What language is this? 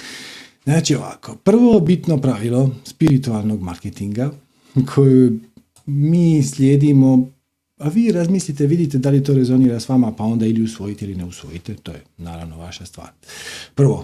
Croatian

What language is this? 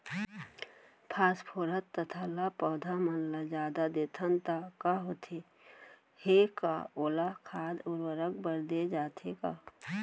Chhattisgarhi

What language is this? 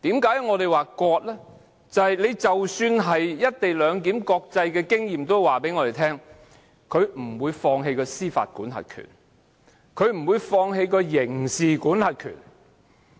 Cantonese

